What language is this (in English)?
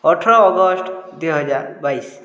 Odia